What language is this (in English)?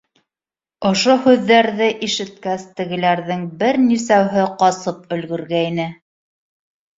Bashkir